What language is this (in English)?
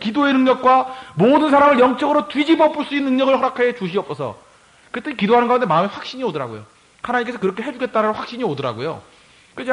Korean